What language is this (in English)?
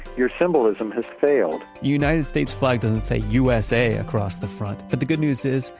English